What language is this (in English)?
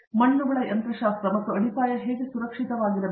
Kannada